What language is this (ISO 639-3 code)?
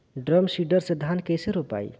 bho